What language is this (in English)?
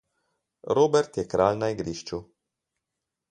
Slovenian